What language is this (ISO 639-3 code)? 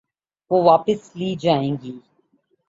urd